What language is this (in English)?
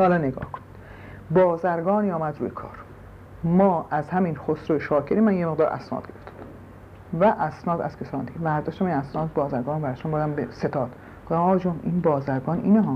Persian